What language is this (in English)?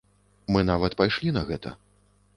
Belarusian